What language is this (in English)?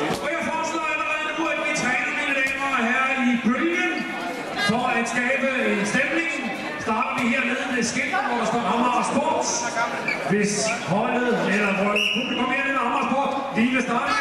Danish